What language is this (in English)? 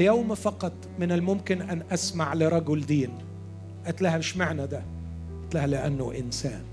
Arabic